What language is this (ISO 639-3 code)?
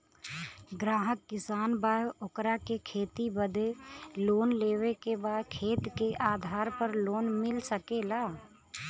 bho